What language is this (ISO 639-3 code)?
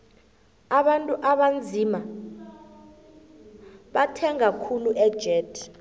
nbl